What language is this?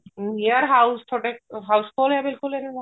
Punjabi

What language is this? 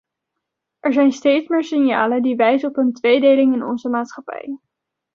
Dutch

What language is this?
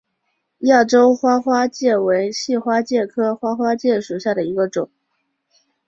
Chinese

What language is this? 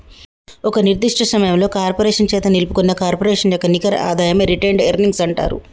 Telugu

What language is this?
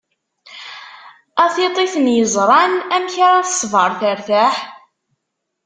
Kabyle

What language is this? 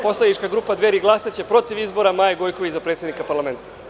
Serbian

